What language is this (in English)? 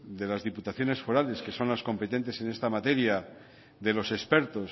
Spanish